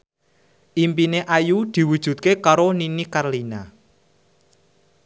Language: Javanese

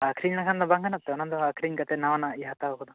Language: Santali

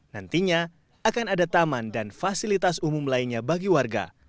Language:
Indonesian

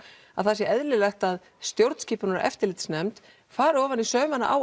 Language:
Icelandic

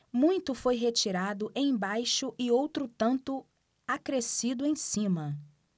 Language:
Portuguese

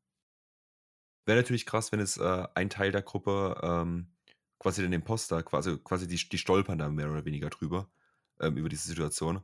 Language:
German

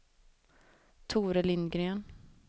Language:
Swedish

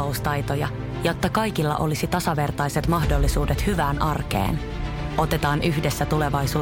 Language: Finnish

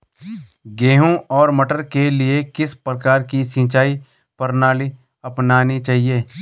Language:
Hindi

